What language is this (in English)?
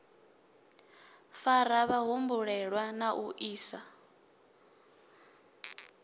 Venda